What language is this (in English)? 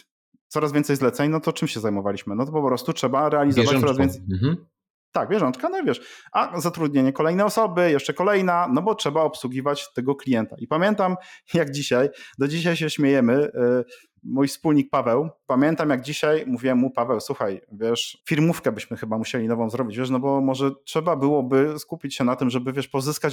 Polish